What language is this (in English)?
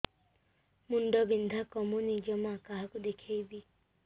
Odia